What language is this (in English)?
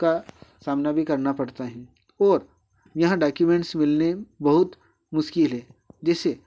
Hindi